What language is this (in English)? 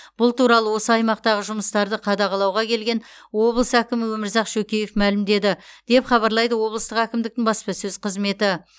Kazakh